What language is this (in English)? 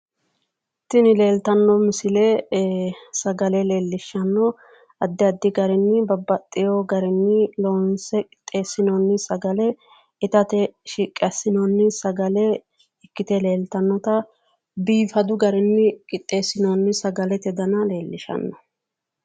Sidamo